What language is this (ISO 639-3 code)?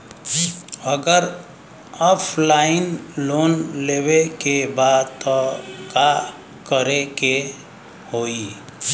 bho